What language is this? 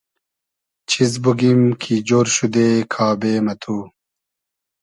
Hazaragi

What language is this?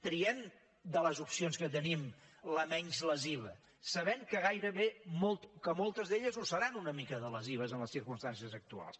Catalan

